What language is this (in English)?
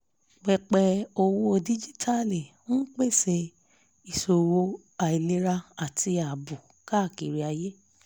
Yoruba